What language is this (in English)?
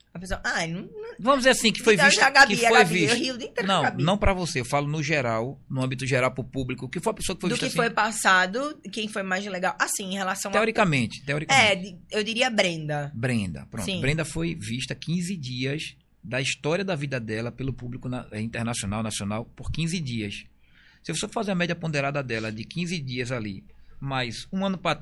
Portuguese